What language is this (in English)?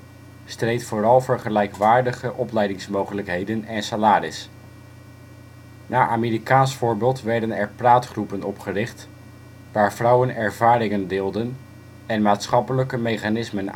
Dutch